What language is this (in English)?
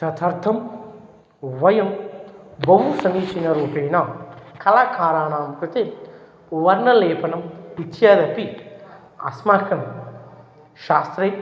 Sanskrit